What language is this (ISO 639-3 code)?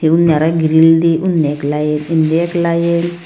ccp